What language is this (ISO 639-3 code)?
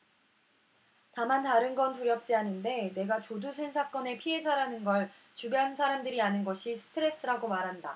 kor